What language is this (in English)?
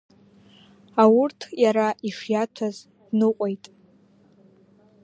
Abkhazian